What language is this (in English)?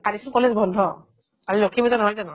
Assamese